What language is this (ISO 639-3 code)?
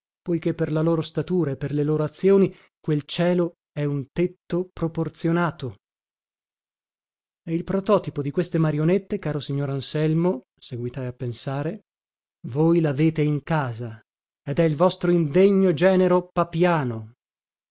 ita